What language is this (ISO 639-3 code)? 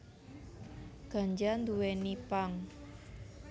jav